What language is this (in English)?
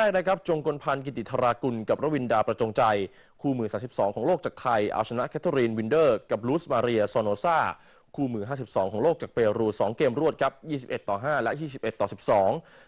Thai